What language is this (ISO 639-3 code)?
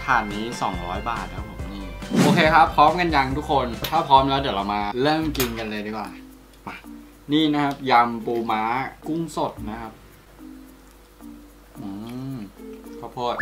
tha